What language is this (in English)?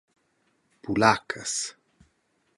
Romansh